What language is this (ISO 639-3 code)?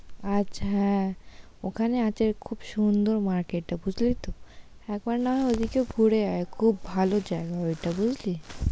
ben